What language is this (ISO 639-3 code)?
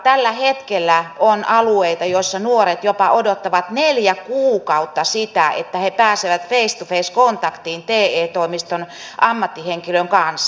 fin